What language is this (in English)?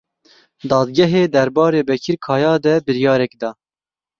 Kurdish